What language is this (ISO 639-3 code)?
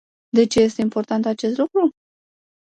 ron